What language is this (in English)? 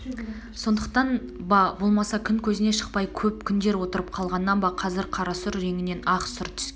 Kazakh